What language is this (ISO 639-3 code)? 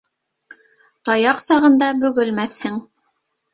bak